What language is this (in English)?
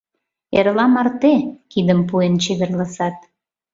Mari